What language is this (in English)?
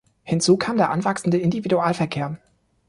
German